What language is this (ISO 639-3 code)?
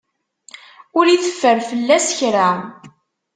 kab